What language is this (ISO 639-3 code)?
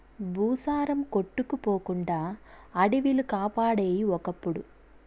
tel